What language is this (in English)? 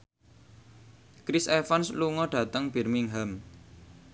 Javanese